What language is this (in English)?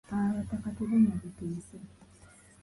Ganda